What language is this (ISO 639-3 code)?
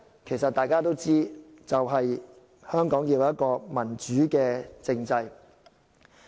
yue